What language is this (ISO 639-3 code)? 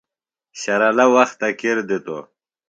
phl